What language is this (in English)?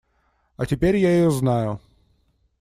Russian